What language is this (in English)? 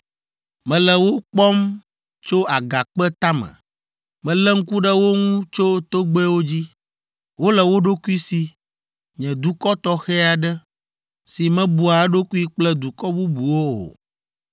Ewe